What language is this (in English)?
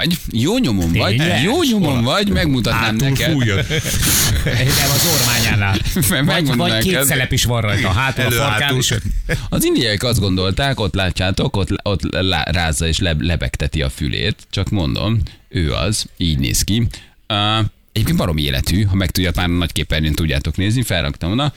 Hungarian